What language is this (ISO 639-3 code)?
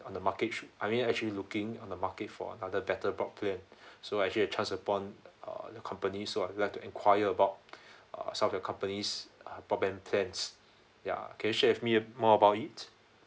eng